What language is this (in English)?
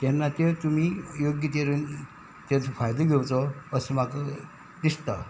Konkani